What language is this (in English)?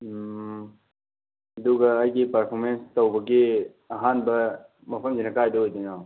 Manipuri